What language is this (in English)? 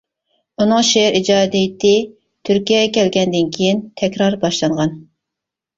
Uyghur